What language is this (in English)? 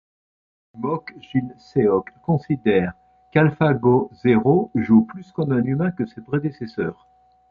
French